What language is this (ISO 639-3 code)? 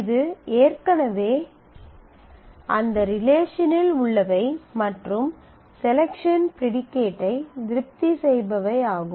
tam